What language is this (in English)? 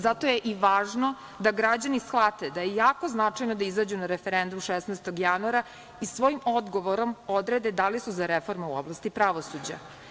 Serbian